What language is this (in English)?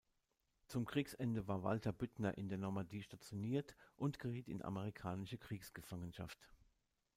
German